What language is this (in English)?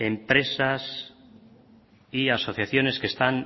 Spanish